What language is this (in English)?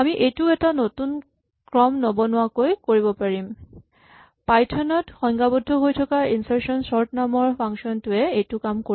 Assamese